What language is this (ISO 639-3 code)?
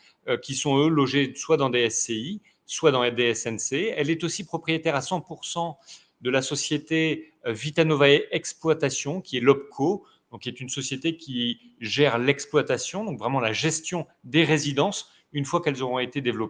fra